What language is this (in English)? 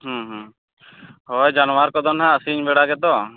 Santali